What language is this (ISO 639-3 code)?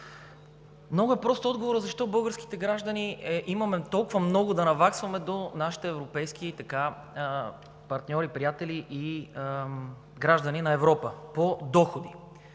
bul